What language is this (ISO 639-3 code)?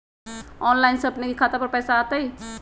mag